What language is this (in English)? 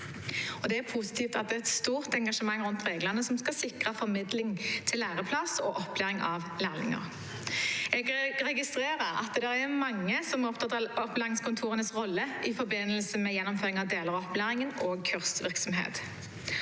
Norwegian